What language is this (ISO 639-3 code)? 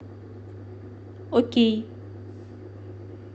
rus